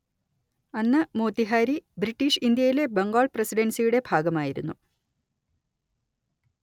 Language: Malayalam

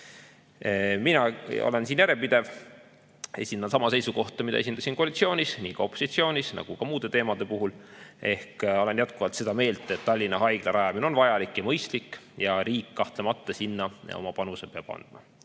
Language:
Estonian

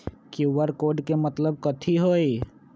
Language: Magahi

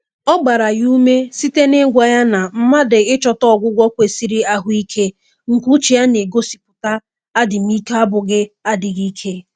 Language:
Igbo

